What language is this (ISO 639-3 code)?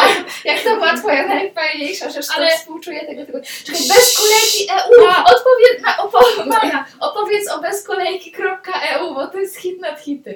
pol